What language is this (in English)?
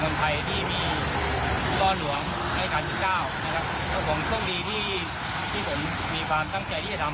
Thai